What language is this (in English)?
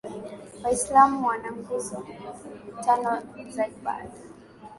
Swahili